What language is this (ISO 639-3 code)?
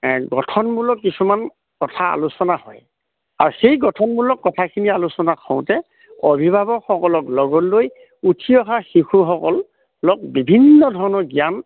asm